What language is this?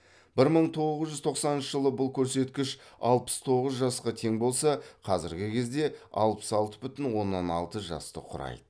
Kazakh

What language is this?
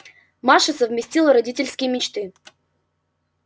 Russian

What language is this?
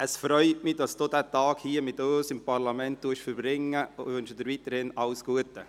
Swiss German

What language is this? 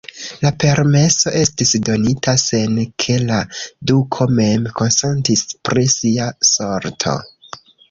Esperanto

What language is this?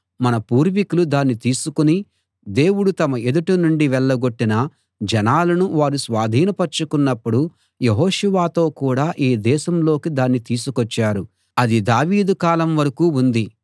Telugu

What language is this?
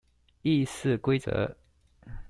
Chinese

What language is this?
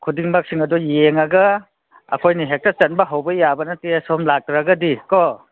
Manipuri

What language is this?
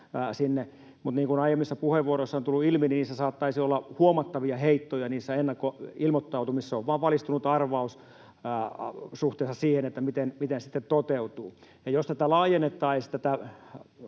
Finnish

